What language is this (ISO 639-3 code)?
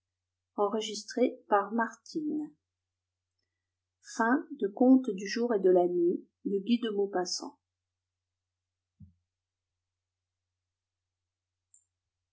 fra